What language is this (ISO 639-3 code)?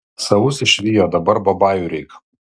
lit